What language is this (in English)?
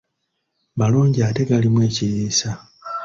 Ganda